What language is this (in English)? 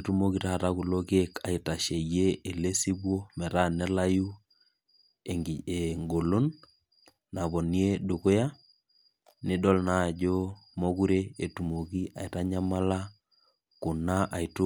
Masai